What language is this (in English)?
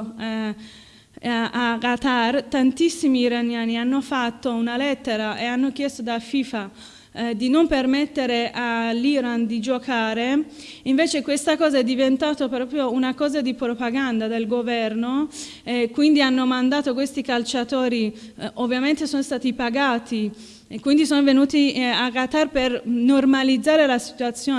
Italian